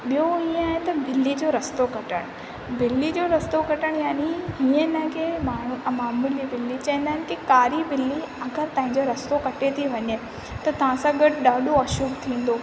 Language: Sindhi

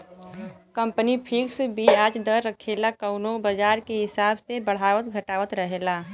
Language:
Bhojpuri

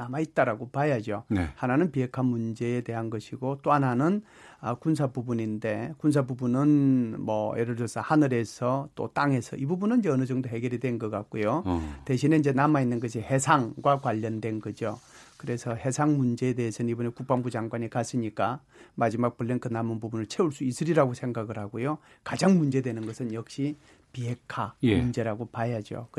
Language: Korean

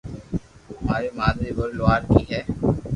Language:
Loarki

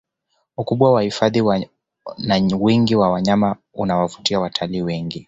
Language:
Swahili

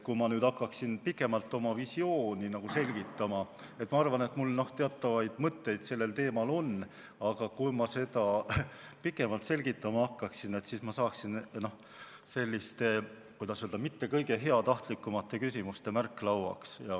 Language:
Estonian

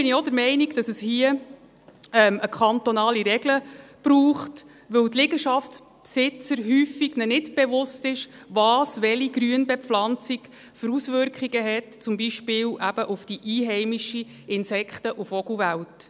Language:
Swiss German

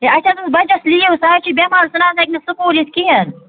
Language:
Kashmiri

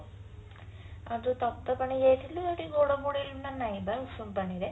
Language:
Odia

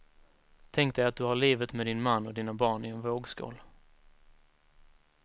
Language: Swedish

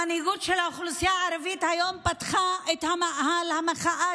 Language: Hebrew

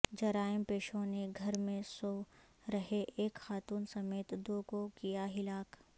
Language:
Urdu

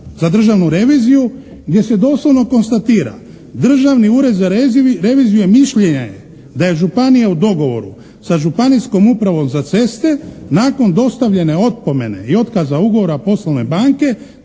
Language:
Croatian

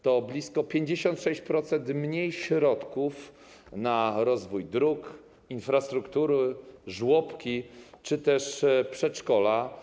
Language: Polish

